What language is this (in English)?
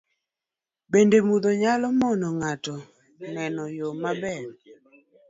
Luo (Kenya and Tanzania)